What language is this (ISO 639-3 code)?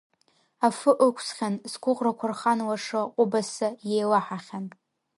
abk